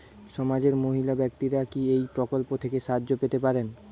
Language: Bangla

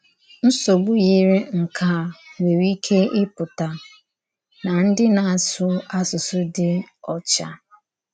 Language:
Igbo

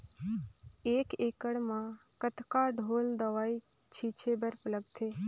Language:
Chhattisgarhi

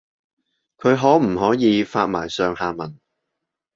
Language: Cantonese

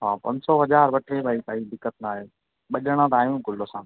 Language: Sindhi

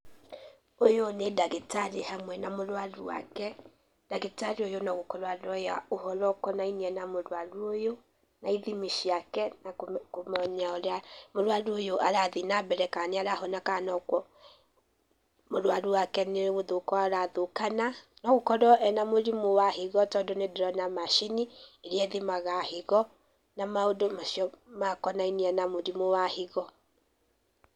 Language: Kikuyu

